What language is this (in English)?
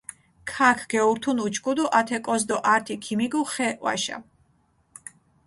Mingrelian